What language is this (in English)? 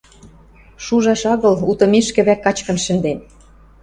Western Mari